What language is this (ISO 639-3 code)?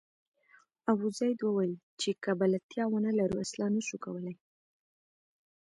pus